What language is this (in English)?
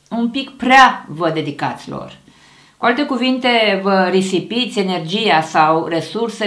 Romanian